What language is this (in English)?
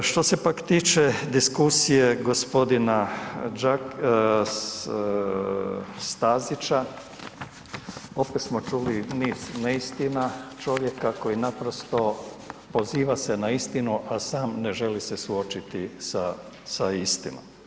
Croatian